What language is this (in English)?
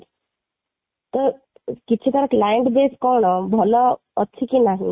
Odia